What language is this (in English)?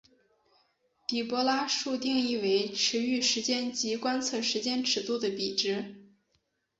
Chinese